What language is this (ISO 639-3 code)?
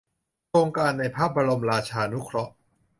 tha